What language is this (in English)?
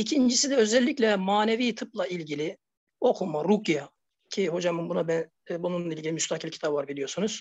Turkish